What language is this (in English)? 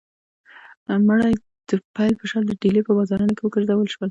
Pashto